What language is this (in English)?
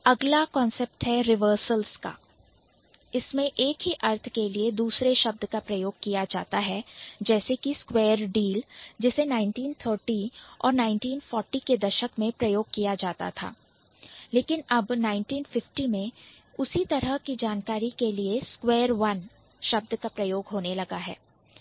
Hindi